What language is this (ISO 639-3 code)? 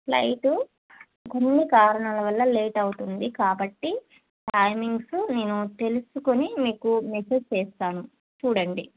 tel